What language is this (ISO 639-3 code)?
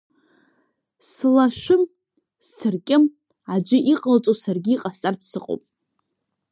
abk